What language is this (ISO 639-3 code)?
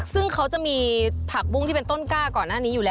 tha